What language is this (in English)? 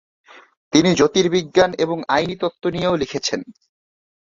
Bangla